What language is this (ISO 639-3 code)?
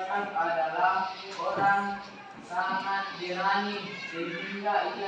ind